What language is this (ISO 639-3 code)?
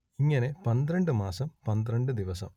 mal